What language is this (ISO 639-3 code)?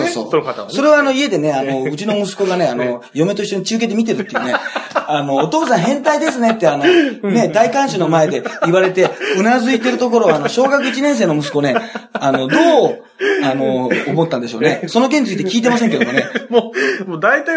jpn